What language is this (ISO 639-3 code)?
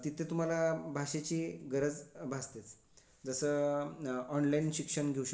mar